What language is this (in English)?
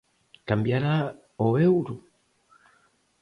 Galician